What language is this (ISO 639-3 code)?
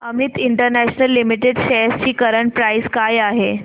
mar